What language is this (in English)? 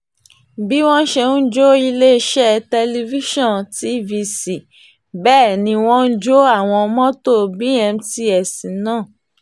Yoruba